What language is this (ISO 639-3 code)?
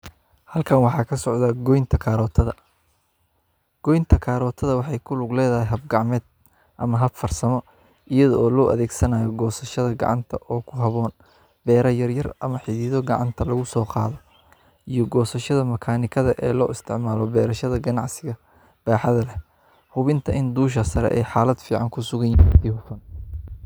som